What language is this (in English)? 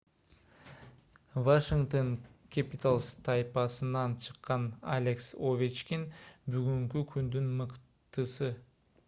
Kyrgyz